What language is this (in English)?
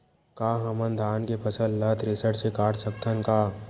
Chhattisgarhi